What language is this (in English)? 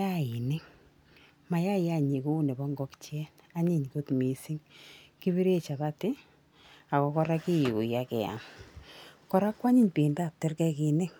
Kalenjin